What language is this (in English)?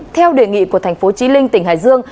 Vietnamese